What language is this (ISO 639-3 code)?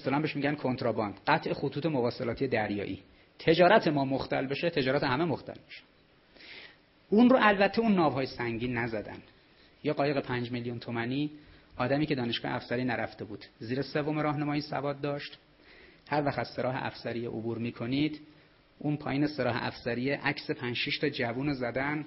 fas